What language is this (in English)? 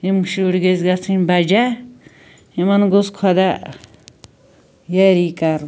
Kashmiri